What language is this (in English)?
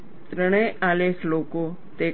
Gujarati